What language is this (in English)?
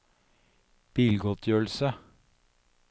Norwegian